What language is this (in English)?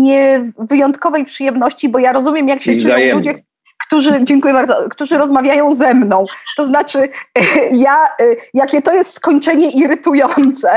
Polish